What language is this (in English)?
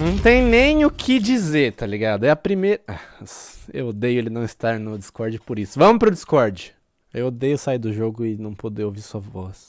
Portuguese